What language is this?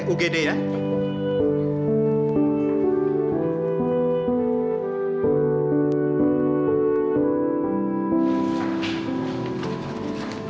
Indonesian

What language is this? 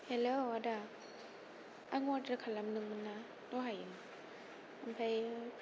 Bodo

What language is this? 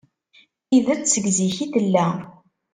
Kabyle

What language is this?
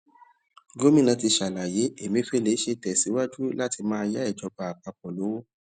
Yoruba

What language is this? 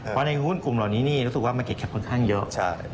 Thai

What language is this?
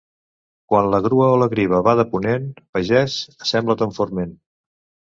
Catalan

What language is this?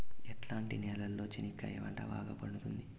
Telugu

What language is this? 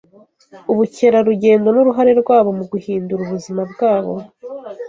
Kinyarwanda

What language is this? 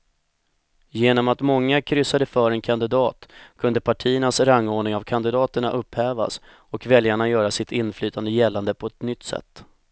Swedish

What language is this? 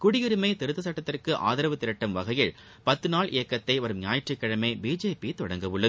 Tamil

